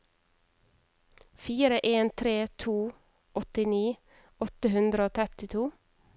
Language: Norwegian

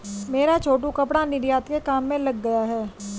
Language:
Hindi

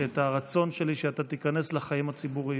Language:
Hebrew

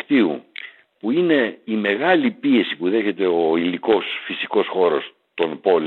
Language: Greek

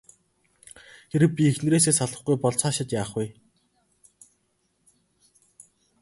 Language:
Mongolian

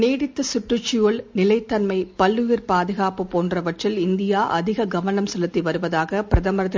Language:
Tamil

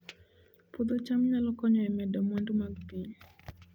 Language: Luo (Kenya and Tanzania)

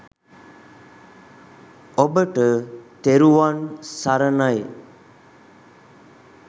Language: Sinhala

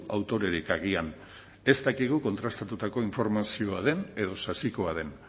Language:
Basque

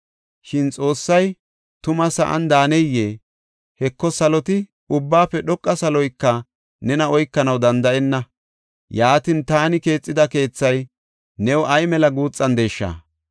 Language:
Gofa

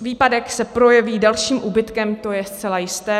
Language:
Czech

